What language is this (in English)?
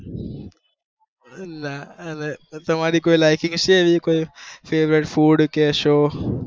Gujarati